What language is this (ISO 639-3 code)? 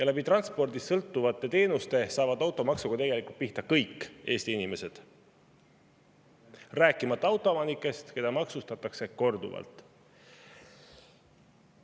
est